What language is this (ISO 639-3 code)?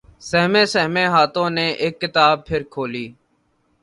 urd